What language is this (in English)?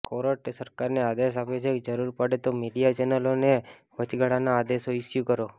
Gujarati